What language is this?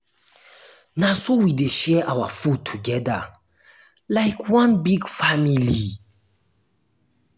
Nigerian Pidgin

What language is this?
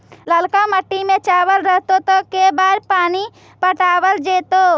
Magahi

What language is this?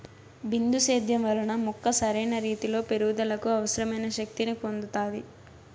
Telugu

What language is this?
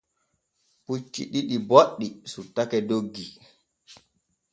Borgu Fulfulde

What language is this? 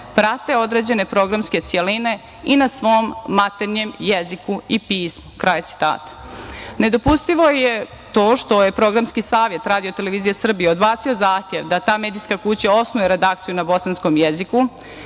Serbian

